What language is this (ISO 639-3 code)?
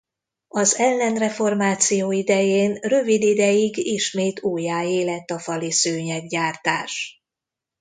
hun